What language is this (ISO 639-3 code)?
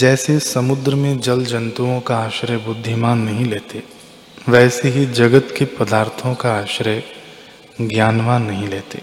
hin